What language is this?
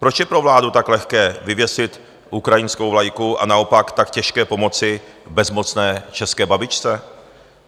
Czech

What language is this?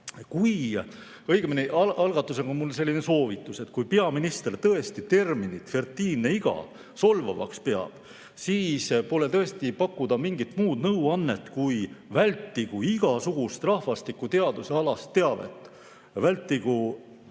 Estonian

